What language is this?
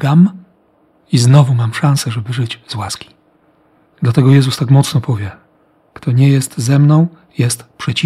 Polish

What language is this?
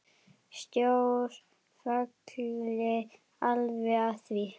Icelandic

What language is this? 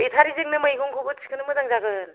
Bodo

